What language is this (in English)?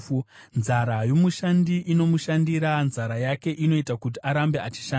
Shona